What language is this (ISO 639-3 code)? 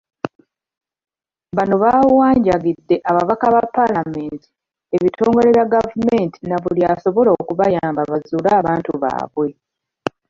lug